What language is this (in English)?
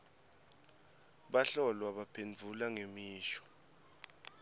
Swati